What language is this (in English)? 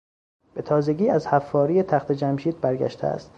Persian